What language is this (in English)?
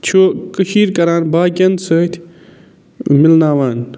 Kashmiri